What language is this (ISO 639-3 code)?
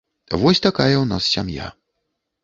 bel